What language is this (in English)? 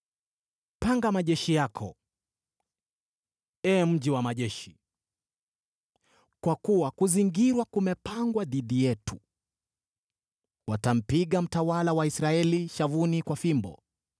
Swahili